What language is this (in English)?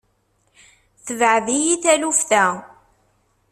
Kabyle